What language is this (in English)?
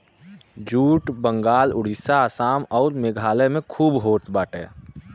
Bhojpuri